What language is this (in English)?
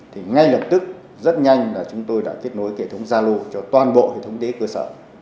Vietnamese